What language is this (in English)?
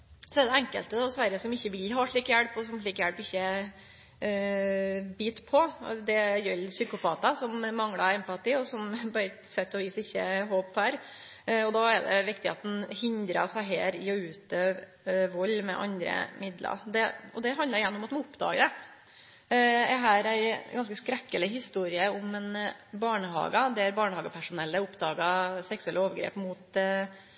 Norwegian Nynorsk